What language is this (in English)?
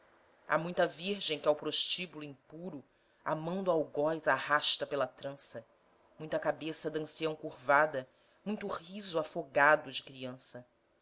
Portuguese